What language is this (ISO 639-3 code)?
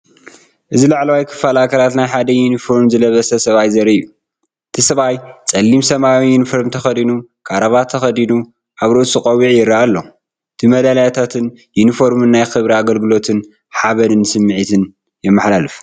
tir